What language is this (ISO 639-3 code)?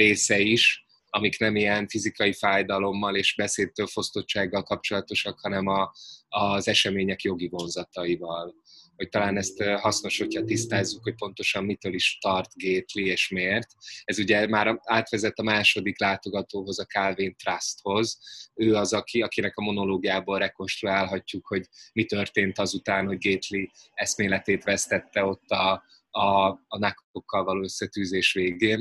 hun